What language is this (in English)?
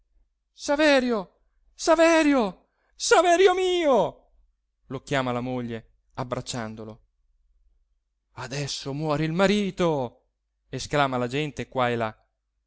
Italian